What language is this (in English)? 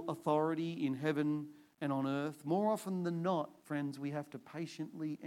English